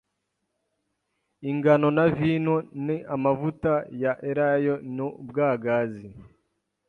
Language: Kinyarwanda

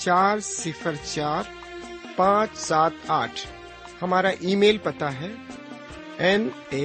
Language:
Urdu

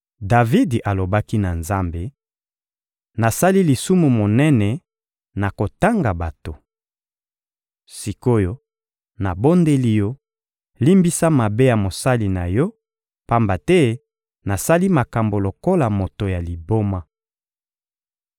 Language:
Lingala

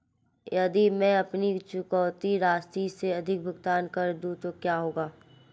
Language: Hindi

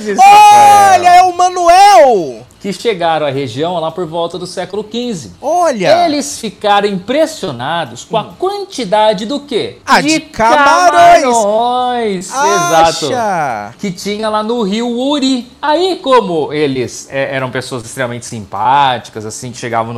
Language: Portuguese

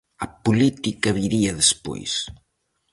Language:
Galician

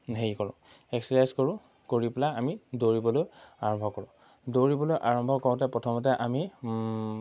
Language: Assamese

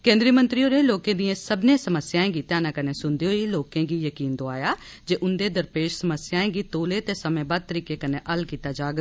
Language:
Dogri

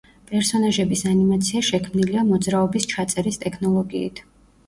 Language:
Georgian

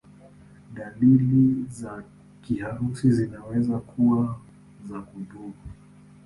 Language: Swahili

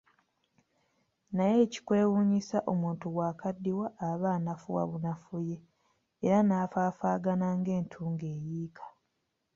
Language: Ganda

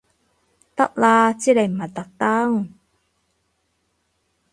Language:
Cantonese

